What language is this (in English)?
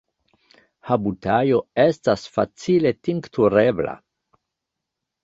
Esperanto